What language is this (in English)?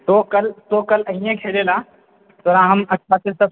Maithili